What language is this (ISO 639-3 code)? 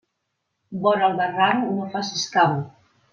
cat